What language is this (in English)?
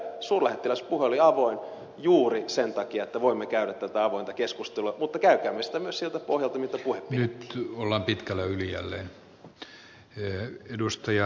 Finnish